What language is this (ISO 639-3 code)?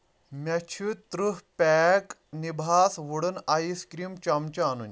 kas